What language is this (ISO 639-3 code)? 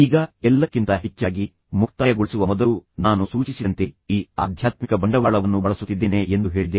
kan